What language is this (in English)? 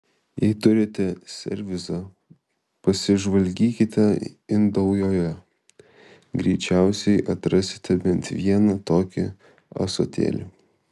Lithuanian